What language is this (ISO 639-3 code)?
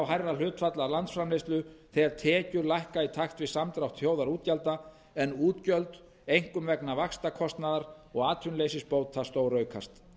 isl